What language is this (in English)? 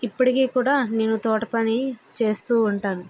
Telugu